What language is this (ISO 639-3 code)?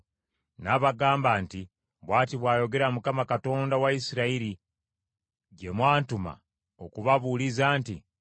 lug